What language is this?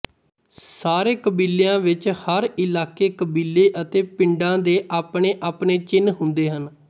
Punjabi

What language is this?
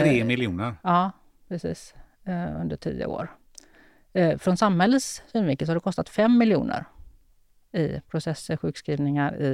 Swedish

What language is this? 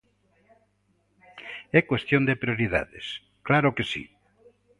Galician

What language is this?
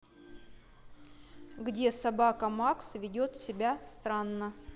Russian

